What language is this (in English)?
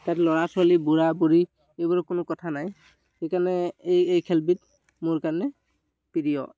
Assamese